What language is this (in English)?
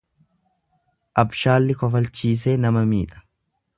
Oromo